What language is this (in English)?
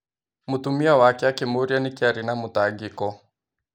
Kikuyu